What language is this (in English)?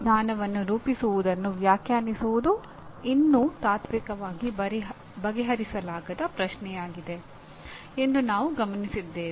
Kannada